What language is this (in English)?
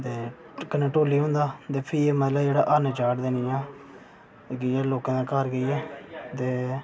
Dogri